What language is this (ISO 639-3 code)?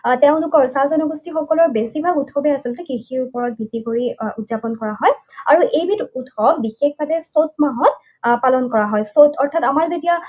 asm